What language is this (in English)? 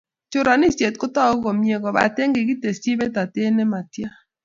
Kalenjin